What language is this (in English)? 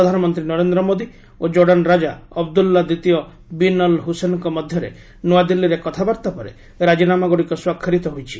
Odia